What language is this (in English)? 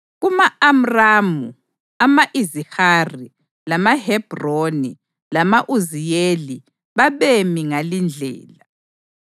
North Ndebele